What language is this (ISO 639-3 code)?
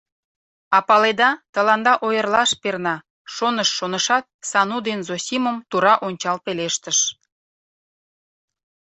chm